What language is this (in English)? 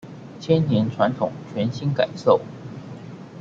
Chinese